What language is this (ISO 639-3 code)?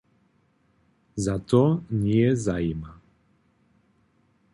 hsb